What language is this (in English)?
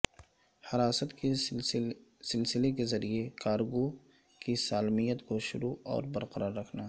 Urdu